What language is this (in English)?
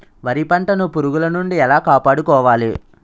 Telugu